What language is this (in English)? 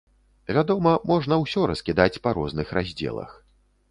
Belarusian